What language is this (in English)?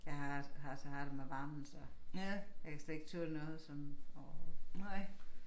Danish